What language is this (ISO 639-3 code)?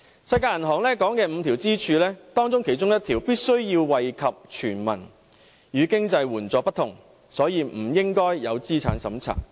yue